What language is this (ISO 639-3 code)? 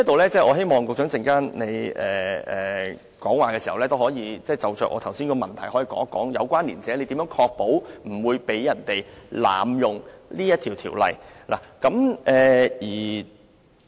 yue